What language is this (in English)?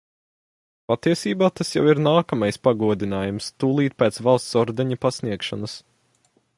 Latvian